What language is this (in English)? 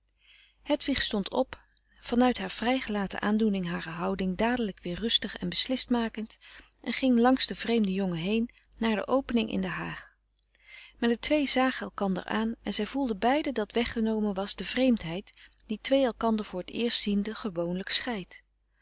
Dutch